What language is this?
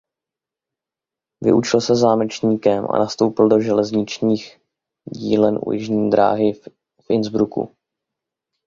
Czech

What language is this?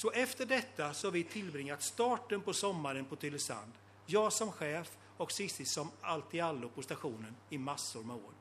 Swedish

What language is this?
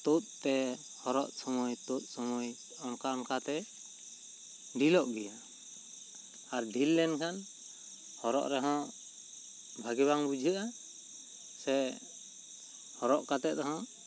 Santali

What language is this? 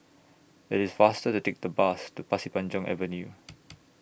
English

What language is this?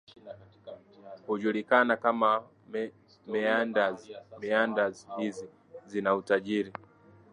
Swahili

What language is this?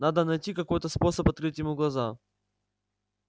Russian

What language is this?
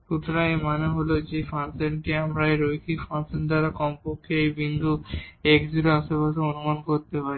Bangla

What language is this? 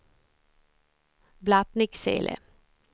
Swedish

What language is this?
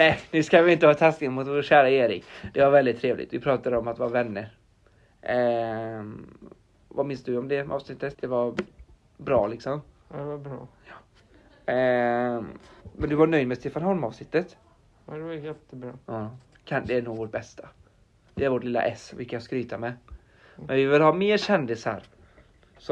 Swedish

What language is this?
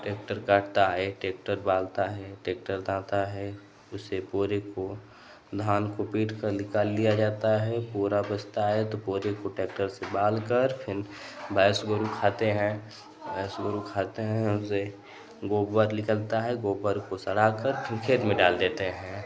Hindi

